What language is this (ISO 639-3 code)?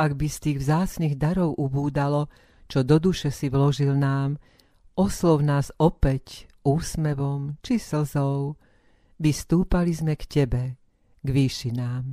slk